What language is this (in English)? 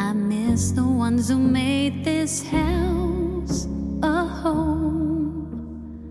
Danish